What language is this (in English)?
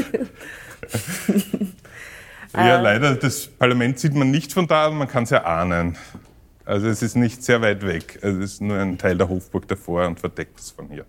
German